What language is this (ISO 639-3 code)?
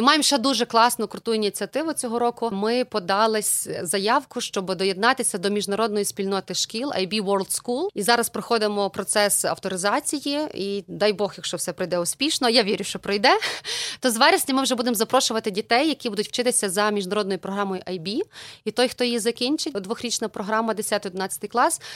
ukr